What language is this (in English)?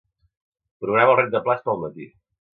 Catalan